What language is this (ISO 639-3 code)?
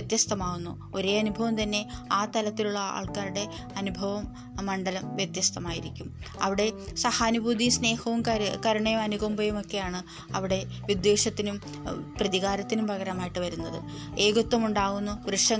mal